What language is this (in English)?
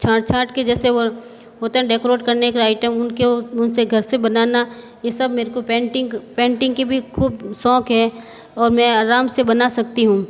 Hindi